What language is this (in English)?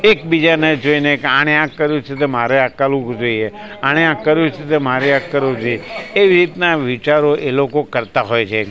Gujarati